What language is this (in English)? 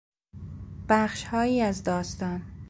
Persian